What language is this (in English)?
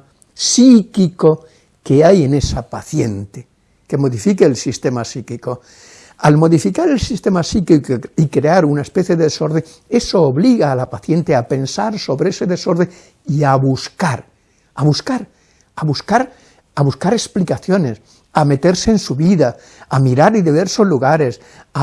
Spanish